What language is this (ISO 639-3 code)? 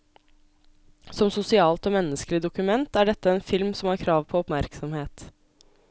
nor